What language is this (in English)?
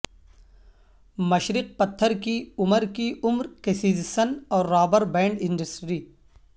Urdu